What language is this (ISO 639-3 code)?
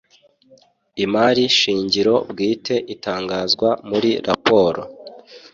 kin